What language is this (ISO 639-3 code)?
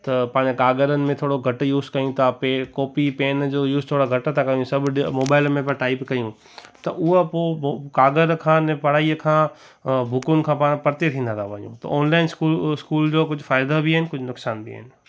snd